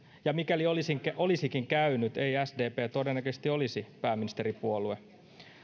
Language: Finnish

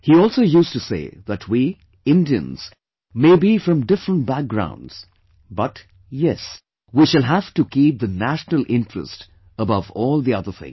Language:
English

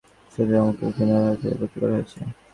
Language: Bangla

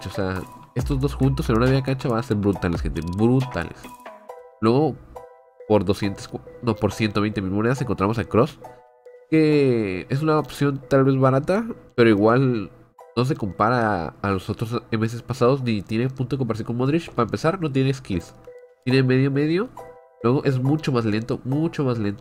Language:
Spanish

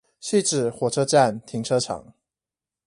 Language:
Chinese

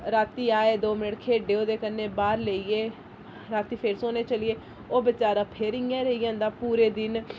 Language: Dogri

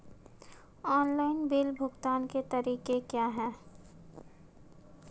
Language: Hindi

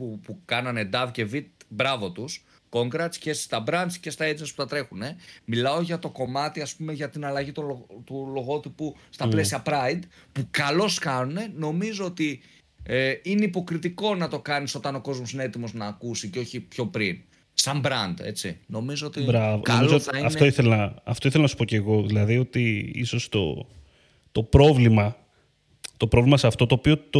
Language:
Greek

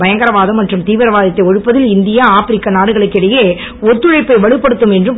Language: Tamil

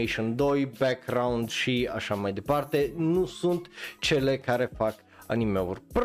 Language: Romanian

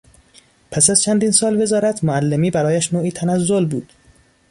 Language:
Persian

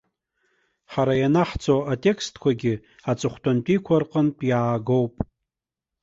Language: Abkhazian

